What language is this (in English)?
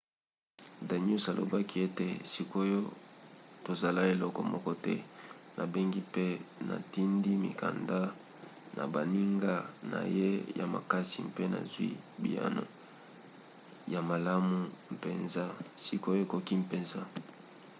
Lingala